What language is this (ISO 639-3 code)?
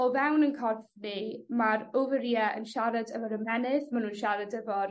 cym